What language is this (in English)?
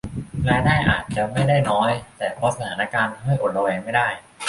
Thai